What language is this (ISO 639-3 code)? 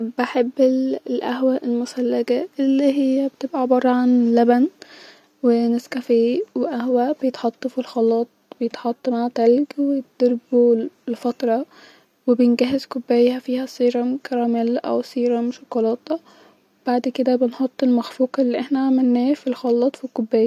arz